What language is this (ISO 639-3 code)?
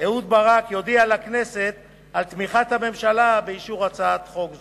heb